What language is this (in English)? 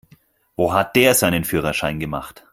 German